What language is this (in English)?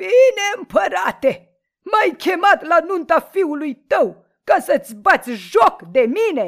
Romanian